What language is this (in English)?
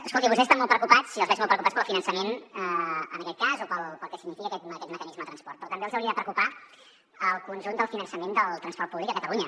Catalan